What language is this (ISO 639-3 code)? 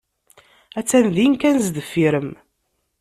kab